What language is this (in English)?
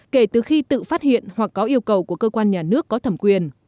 Vietnamese